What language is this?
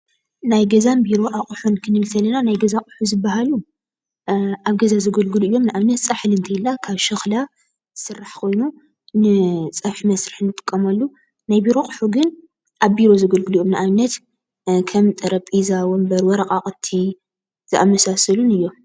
Tigrinya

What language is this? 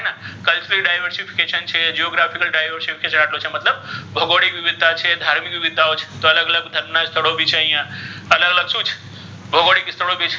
Gujarati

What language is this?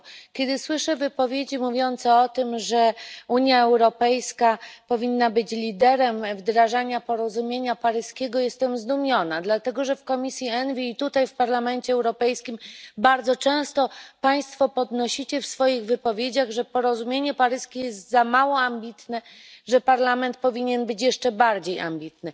Polish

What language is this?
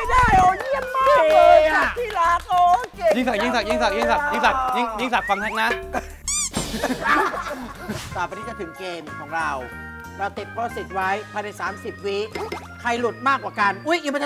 Thai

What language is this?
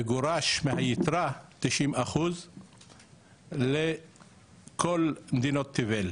Hebrew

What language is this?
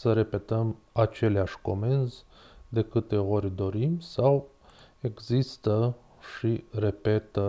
Romanian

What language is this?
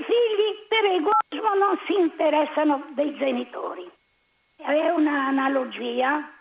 Italian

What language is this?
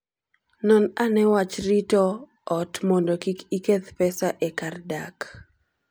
Luo (Kenya and Tanzania)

